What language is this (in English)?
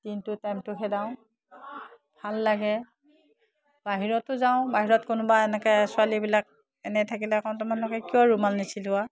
Assamese